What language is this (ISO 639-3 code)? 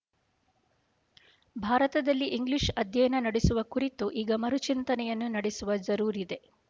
kan